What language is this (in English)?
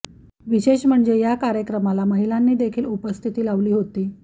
Marathi